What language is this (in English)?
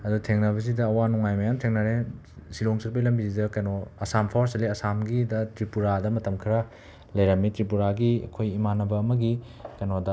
Manipuri